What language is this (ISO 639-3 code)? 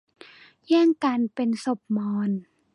tha